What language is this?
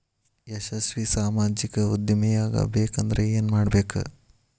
Kannada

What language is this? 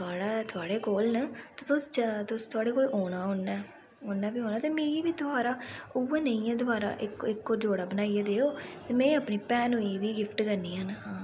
Dogri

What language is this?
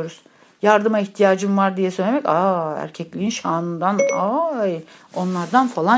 Turkish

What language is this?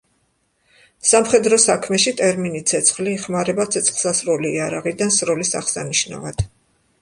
Georgian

